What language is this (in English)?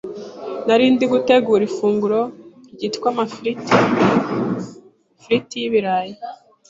Kinyarwanda